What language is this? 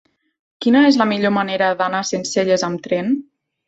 Catalan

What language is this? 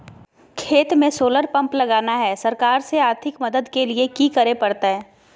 Magahi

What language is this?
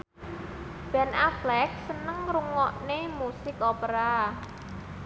Javanese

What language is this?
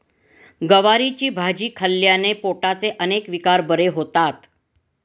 Marathi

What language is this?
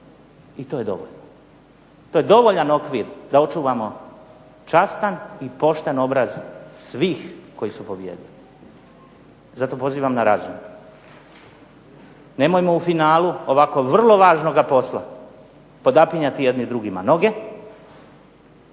Croatian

